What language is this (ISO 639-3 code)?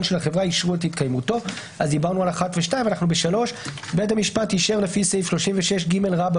heb